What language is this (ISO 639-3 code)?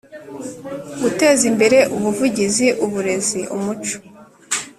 kin